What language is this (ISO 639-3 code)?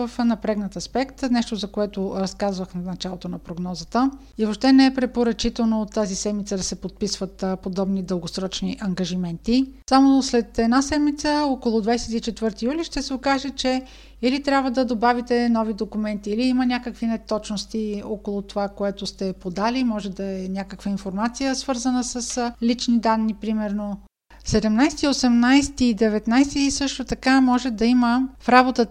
bul